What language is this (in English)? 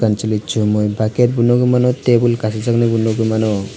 Kok Borok